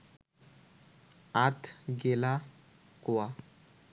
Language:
Bangla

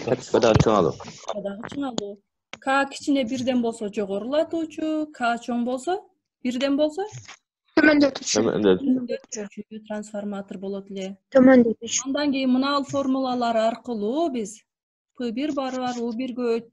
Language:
Turkish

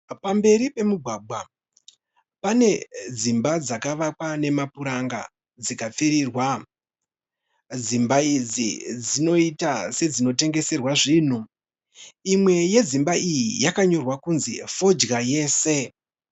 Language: Shona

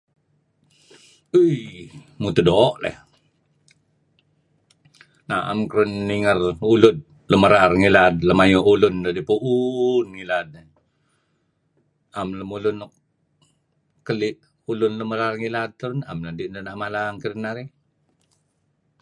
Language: Kelabit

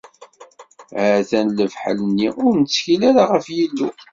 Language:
Kabyle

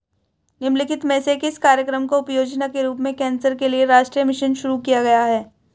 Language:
Hindi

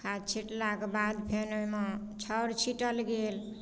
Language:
Maithili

